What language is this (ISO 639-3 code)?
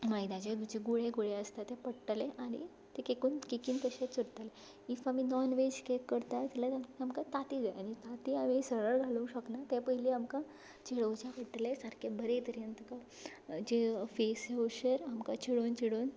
kok